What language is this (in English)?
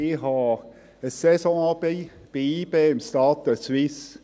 Swiss German